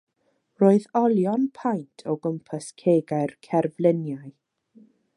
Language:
Welsh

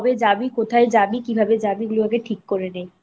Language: Bangla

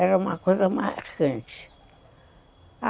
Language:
Portuguese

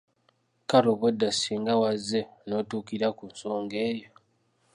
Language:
Ganda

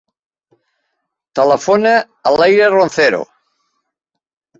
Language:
Catalan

